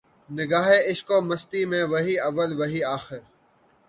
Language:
Urdu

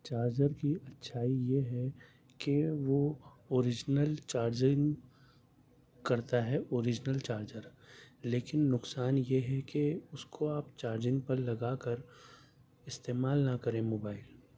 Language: Urdu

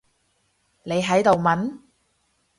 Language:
Cantonese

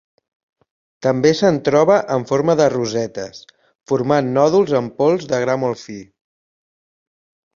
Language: Catalan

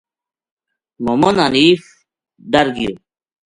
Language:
Gujari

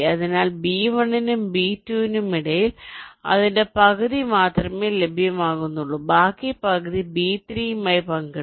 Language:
Malayalam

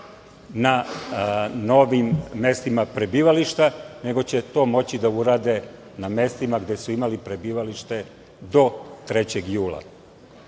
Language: Serbian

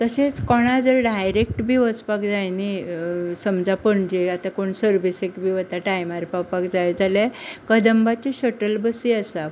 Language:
Konkani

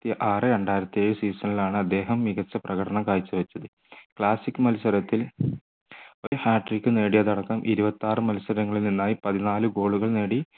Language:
Malayalam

